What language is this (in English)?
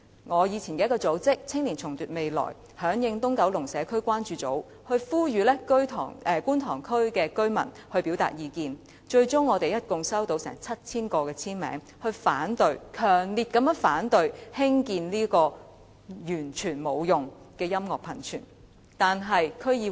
Cantonese